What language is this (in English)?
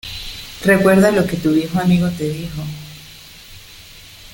Spanish